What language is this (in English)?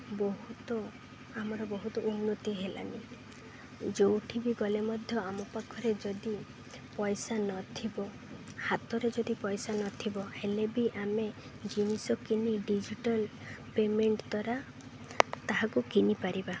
Odia